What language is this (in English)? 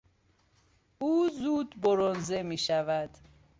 Persian